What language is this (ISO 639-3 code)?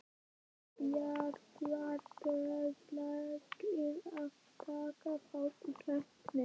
isl